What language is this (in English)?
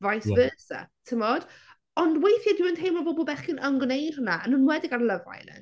Welsh